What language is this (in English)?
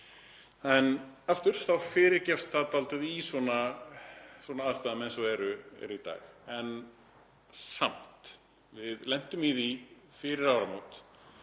Icelandic